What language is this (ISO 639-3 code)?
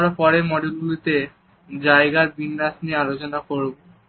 ben